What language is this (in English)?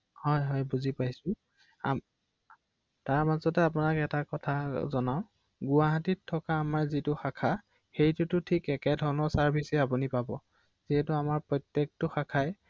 Assamese